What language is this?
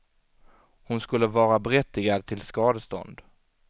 Swedish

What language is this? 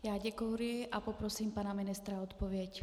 Czech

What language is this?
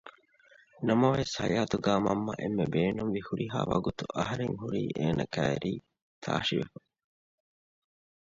Divehi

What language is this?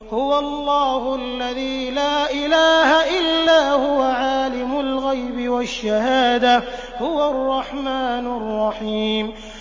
Arabic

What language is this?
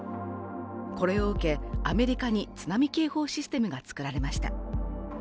Japanese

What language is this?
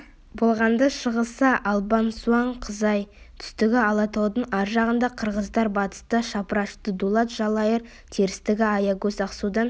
Kazakh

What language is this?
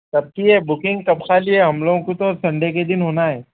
Urdu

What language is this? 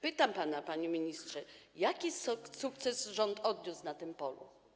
Polish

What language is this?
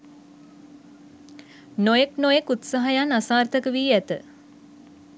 Sinhala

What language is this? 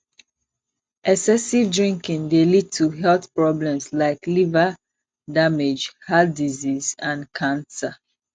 Nigerian Pidgin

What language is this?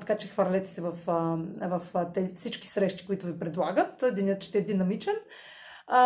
Bulgarian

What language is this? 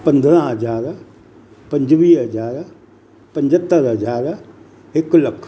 Sindhi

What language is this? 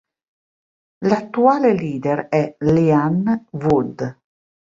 Italian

